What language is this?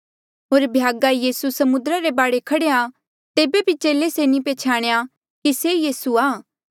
Mandeali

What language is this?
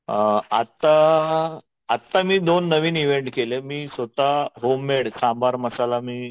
Marathi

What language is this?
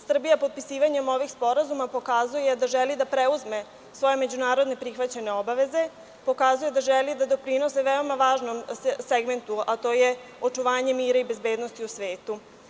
Serbian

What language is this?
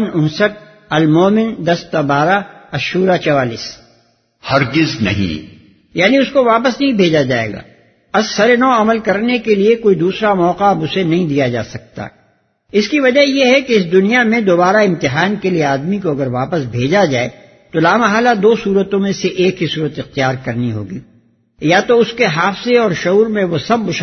Urdu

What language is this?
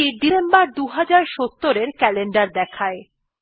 Bangla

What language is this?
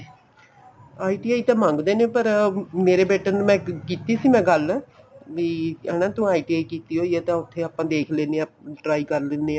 Punjabi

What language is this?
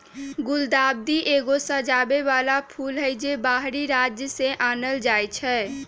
Magahi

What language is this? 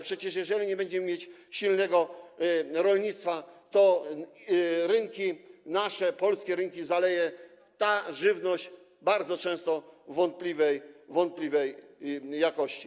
Polish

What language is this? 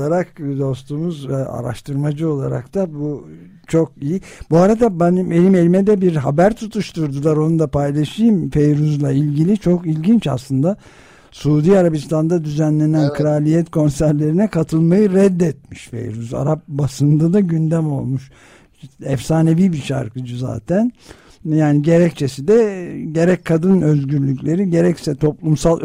Turkish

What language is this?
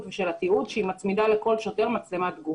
Hebrew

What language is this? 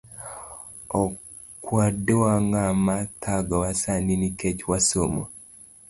Luo (Kenya and Tanzania)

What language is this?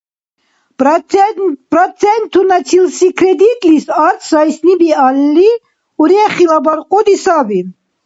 Dargwa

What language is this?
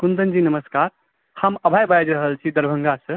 Maithili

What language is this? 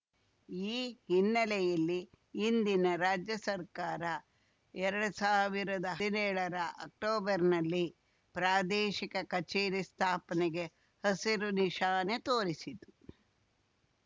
Kannada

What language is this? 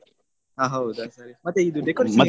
Kannada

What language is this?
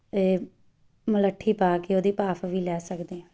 Punjabi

